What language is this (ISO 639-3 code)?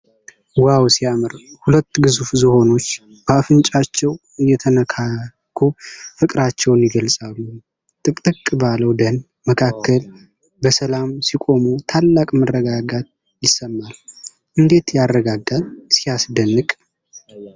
amh